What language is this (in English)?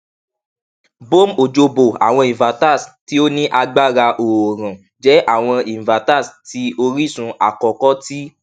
Yoruba